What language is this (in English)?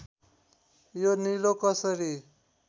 Nepali